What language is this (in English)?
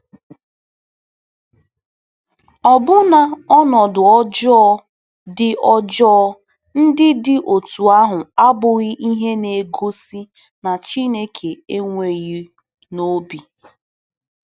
Igbo